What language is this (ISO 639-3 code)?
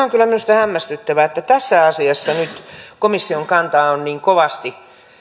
fin